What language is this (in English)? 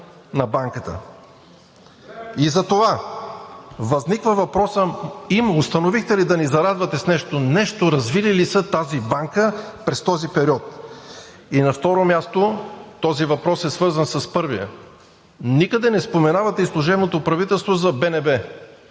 Bulgarian